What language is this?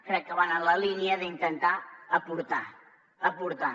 Catalan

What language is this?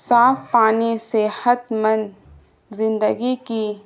Urdu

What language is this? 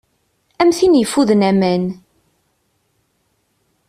Kabyle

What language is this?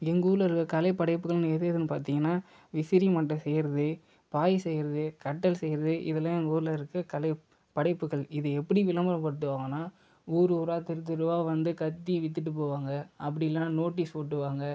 Tamil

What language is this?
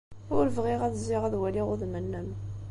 Kabyle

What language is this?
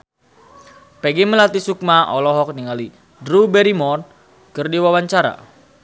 Sundanese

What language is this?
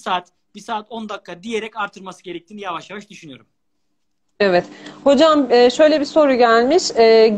Turkish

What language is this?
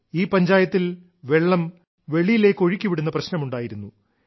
Malayalam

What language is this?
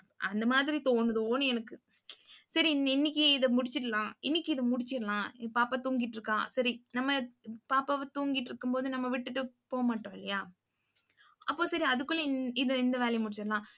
Tamil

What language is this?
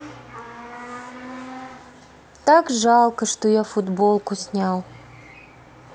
Russian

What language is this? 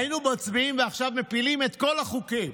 Hebrew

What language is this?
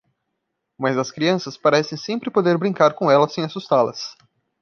Portuguese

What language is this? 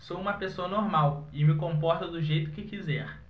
Portuguese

